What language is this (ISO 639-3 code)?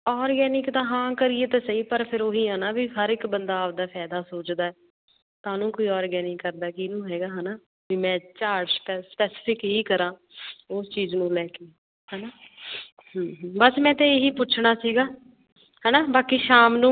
pan